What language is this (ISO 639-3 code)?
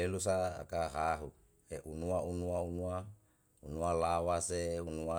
jal